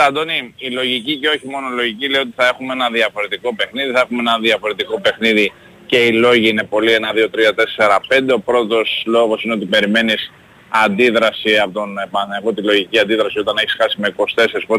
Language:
Greek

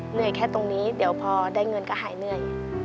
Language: Thai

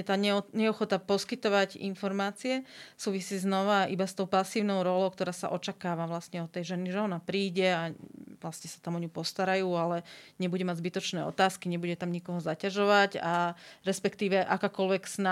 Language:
Slovak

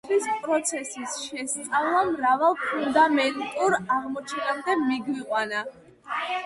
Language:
Georgian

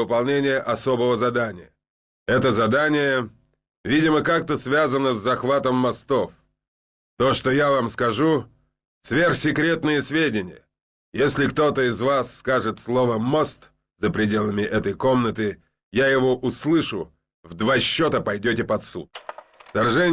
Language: Russian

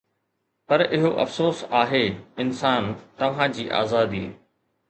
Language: Sindhi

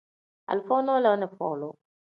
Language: Tem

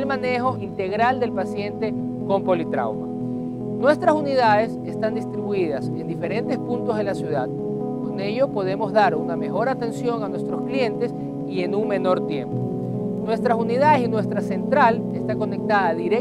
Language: Spanish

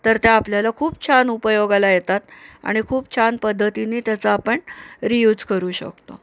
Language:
Marathi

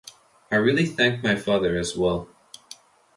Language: English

